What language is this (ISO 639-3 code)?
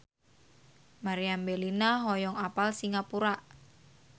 sun